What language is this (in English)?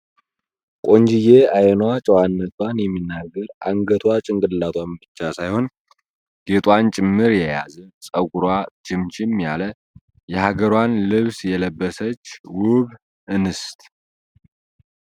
Amharic